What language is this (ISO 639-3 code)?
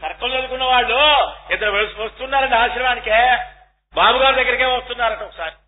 tel